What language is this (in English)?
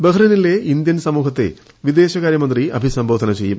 Malayalam